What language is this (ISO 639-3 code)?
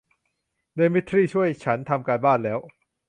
tha